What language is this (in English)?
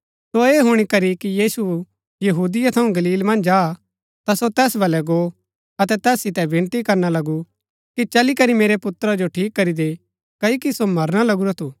Gaddi